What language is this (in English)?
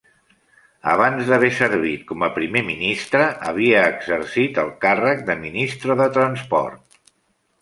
Catalan